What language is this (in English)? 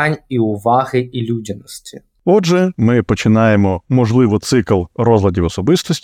Ukrainian